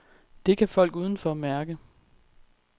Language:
Danish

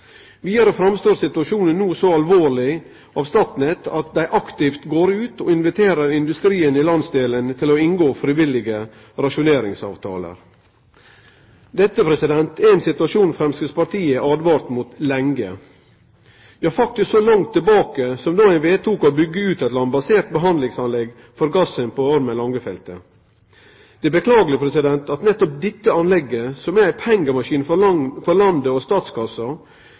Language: Norwegian Nynorsk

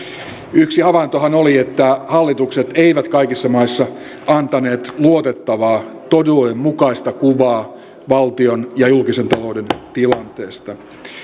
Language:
Finnish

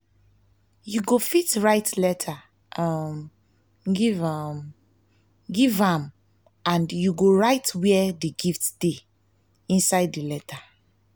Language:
Nigerian Pidgin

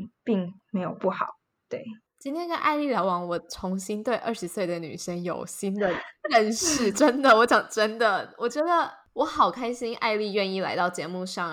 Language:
Chinese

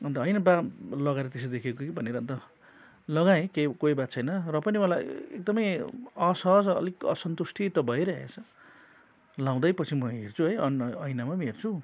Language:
Nepali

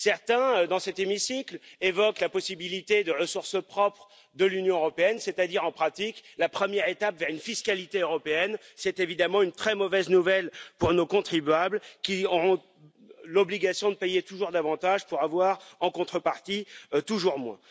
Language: French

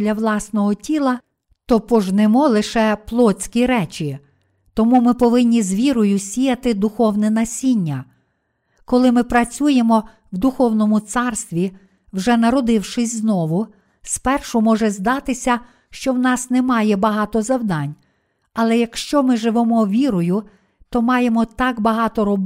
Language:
Ukrainian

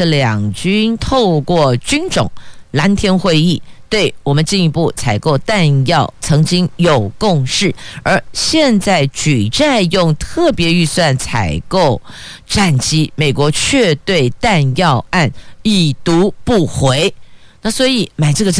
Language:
Chinese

